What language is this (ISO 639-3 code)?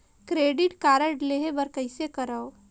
hne